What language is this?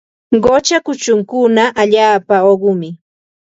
Ambo-Pasco Quechua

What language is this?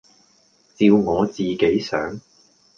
Cantonese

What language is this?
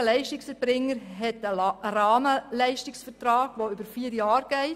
Swiss German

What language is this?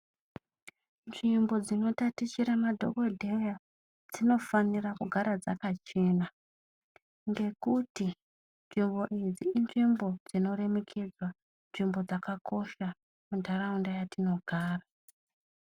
Ndau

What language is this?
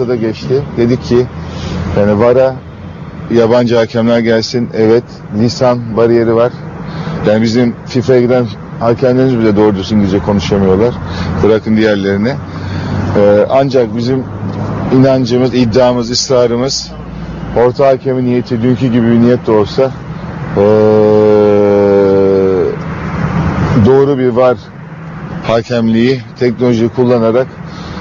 Turkish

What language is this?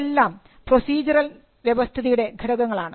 Malayalam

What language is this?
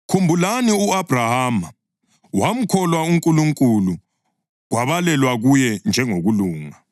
North Ndebele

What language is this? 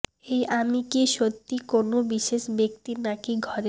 Bangla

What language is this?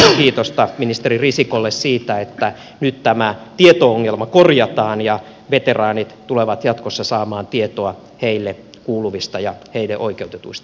Finnish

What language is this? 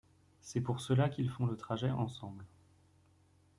French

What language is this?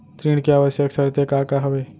Chhattisgarhi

